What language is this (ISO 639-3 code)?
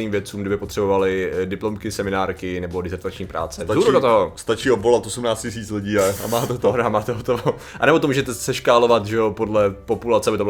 ces